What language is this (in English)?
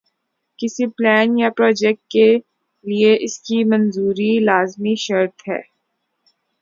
Urdu